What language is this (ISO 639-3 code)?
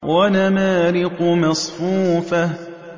ara